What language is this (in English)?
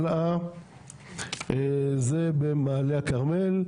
Hebrew